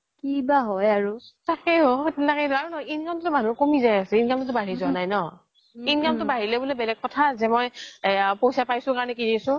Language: Assamese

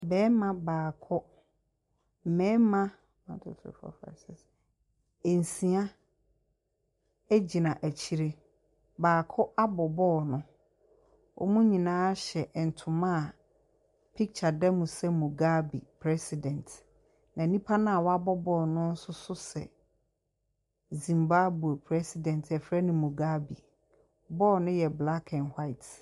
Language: Akan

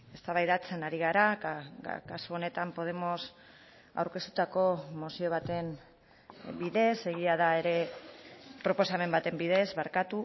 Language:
Basque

